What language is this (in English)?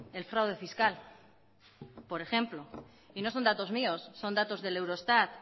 Spanish